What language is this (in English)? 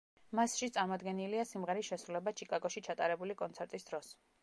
Georgian